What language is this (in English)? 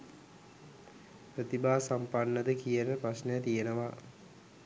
Sinhala